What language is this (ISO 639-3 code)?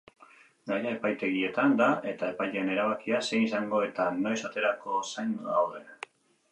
eus